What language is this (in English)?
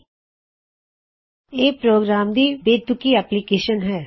Punjabi